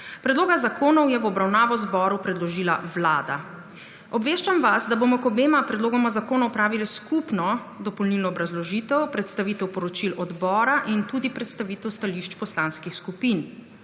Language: Slovenian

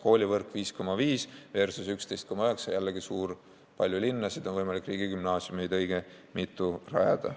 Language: Estonian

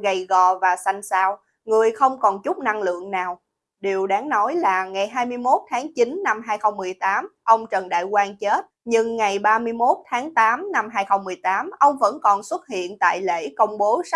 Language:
Vietnamese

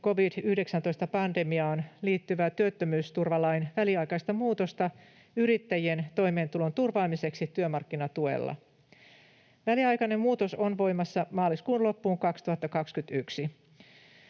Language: Finnish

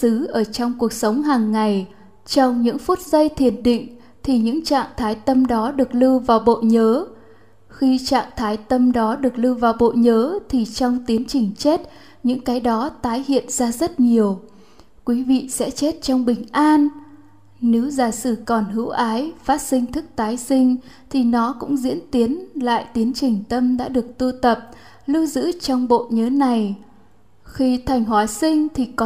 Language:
Vietnamese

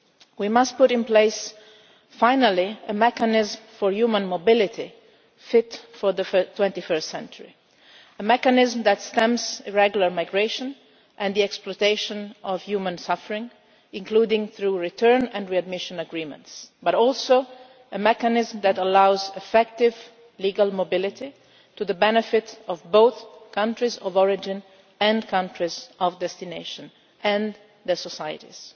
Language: English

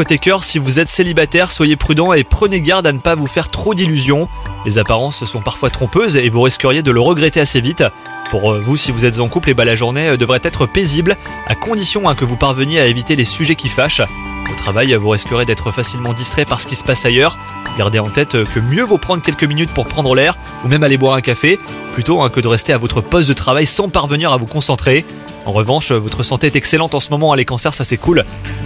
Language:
French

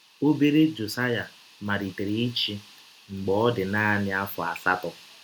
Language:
Igbo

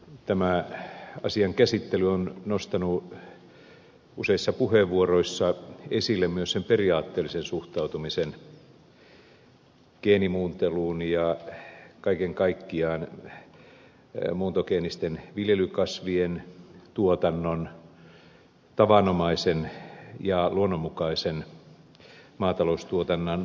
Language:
Finnish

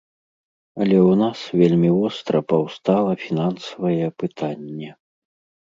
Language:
Belarusian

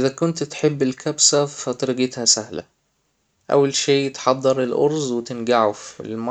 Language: Hijazi Arabic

